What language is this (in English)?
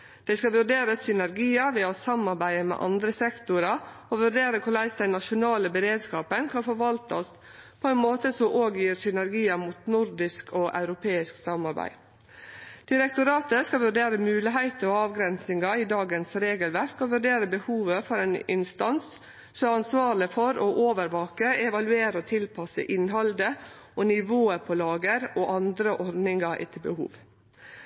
Norwegian Nynorsk